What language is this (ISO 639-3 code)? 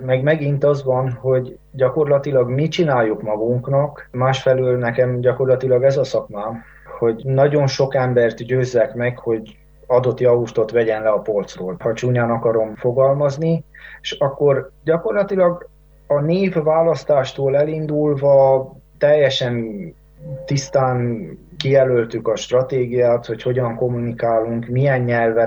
hun